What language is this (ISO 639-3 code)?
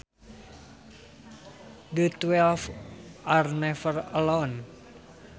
sun